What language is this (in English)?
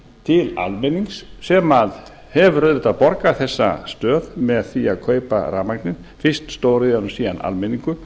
Icelandic